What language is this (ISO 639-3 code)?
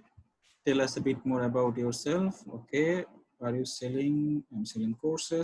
eng